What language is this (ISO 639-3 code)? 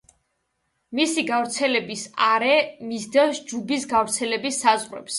kat